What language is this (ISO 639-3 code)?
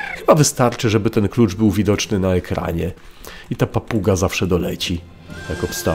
pol